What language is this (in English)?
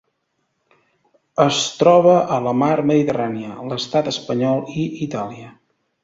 Catalan